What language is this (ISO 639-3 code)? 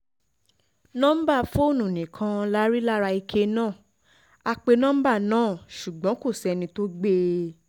yor